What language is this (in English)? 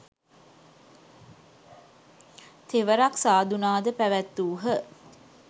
Sinhala